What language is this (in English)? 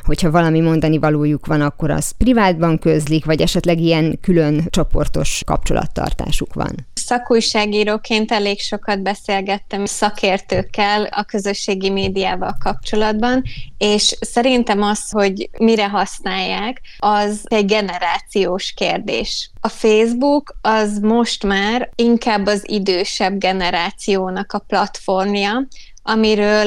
Hungarian